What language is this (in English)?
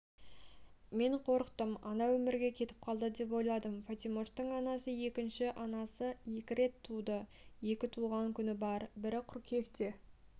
Kazakh